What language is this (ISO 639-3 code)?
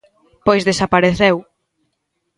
glg